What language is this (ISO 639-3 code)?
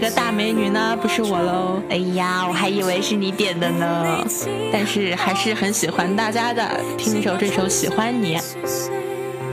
zho